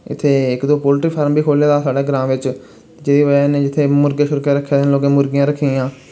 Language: Dogri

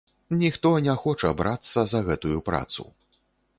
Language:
Belarusian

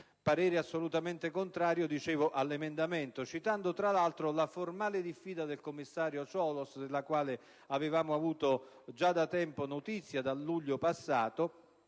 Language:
Italian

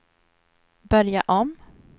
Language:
Swedish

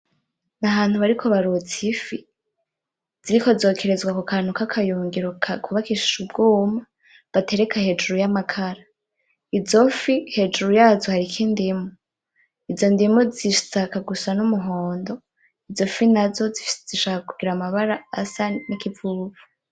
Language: Rundi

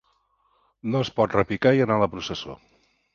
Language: Catalan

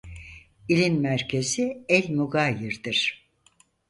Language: Turkish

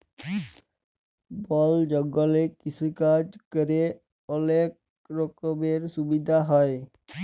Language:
Bangla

